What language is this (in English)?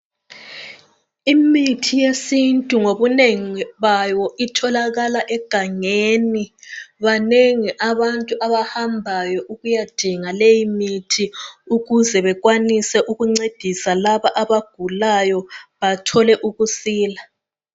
North Ndebele